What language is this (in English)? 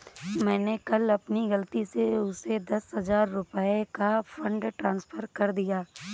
Hindi